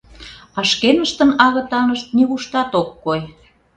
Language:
Mari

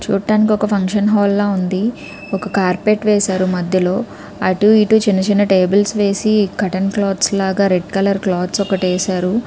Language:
Telugu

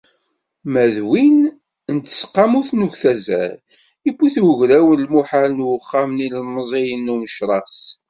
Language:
Kabyle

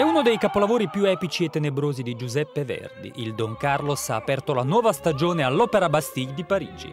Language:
Italian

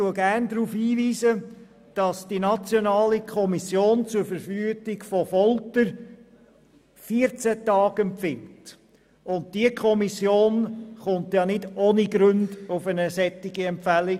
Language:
Swiss German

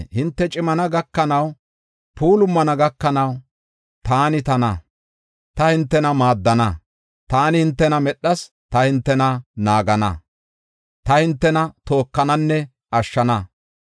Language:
Gofa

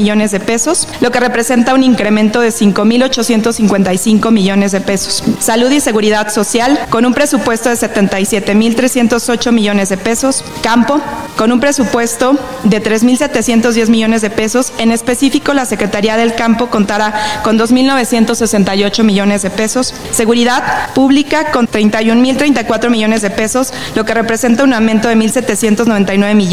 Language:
Spanish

